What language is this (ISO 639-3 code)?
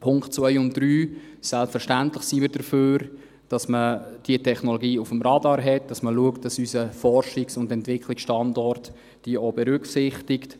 gsw